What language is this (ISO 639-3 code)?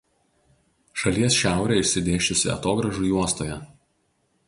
lit